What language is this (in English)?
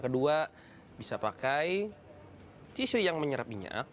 Indonesian